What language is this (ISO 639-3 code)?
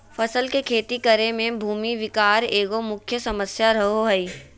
mag